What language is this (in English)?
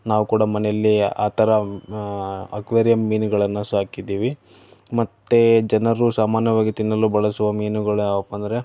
Kannada